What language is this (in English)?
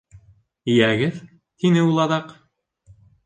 Bashkir